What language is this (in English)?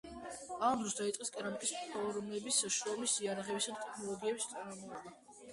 Georgian